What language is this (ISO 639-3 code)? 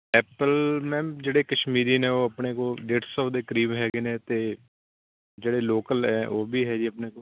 pan